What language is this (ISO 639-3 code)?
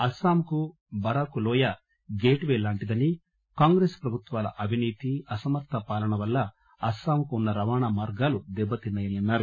tel